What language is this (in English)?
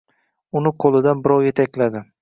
Uzbek